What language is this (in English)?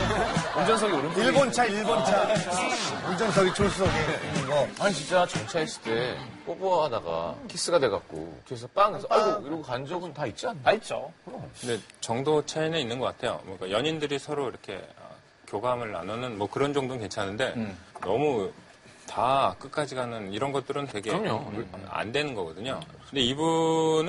Korean